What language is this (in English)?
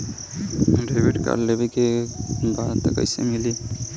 Bhojpuri